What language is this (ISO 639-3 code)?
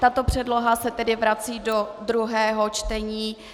ces